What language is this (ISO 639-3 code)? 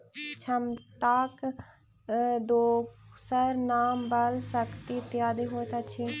mai